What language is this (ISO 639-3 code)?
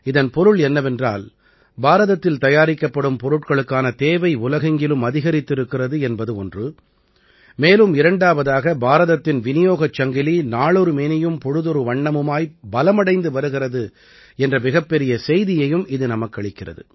tam